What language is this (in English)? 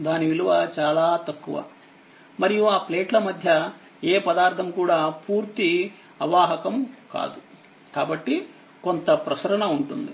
Telugu